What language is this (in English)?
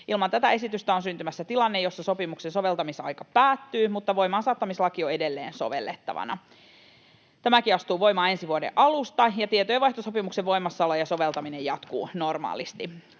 Finnish